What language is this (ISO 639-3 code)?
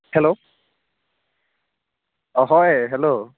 asm